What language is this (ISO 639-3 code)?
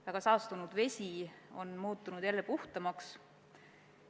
est